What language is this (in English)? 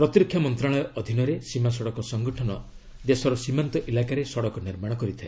Odia